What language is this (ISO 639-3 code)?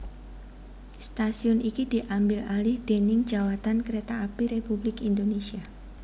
jav